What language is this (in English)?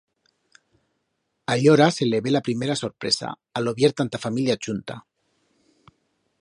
Aragonese